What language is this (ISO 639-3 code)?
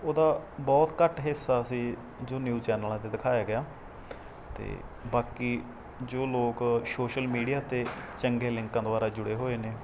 pan